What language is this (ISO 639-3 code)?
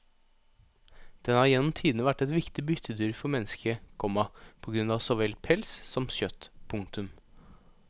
nor